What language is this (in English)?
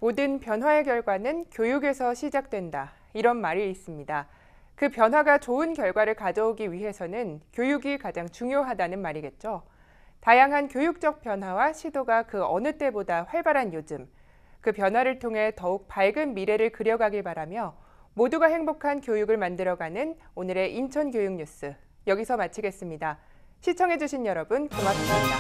Korean